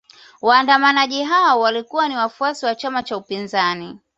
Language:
Swahili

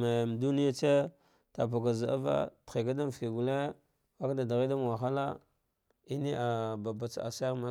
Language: Dghwede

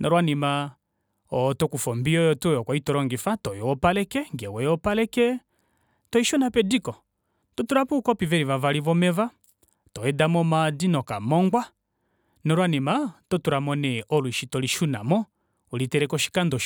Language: Kuanyama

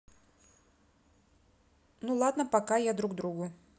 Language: Russian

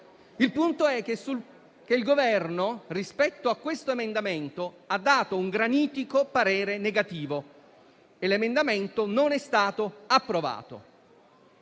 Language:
Italian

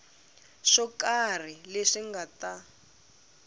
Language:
Tsonga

